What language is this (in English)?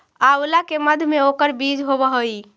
Magahi